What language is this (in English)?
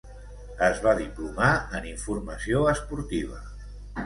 Catalan